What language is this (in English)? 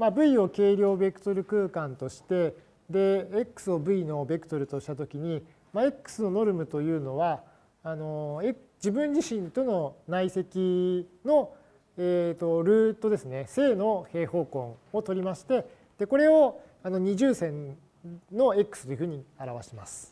Japanese